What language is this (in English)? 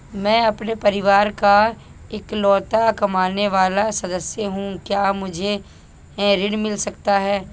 Hindi